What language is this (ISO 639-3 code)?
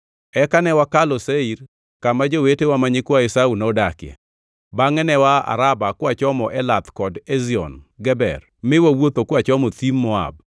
luo